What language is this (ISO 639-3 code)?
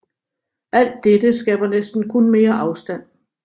dan